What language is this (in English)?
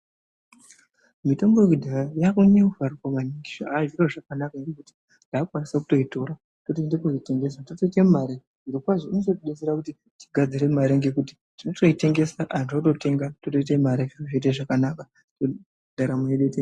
Ndau